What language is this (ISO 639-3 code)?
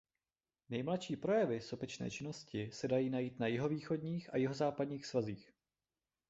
ces